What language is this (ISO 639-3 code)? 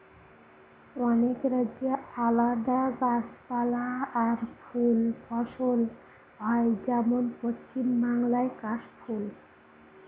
ben